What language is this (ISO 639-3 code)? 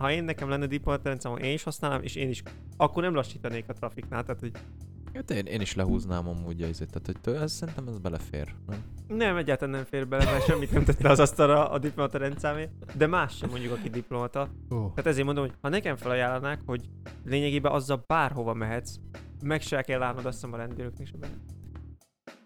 hun